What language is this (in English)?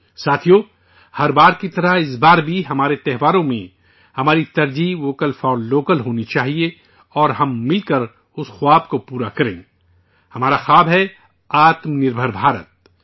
Urdu